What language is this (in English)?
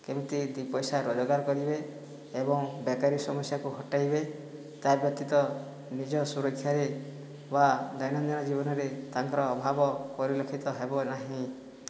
Odia